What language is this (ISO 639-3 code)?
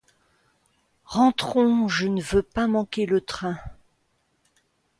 fra